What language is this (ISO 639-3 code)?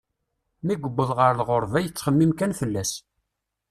kab